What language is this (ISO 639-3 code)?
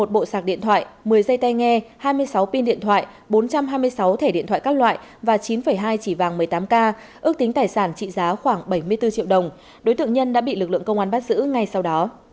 vie